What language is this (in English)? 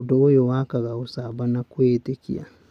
Kikuyu